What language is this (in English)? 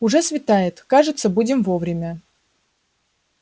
Russian